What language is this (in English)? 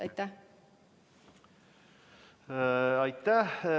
Estonian